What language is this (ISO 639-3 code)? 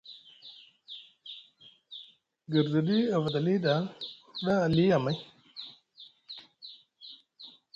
mug